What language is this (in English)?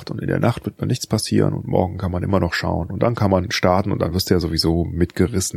German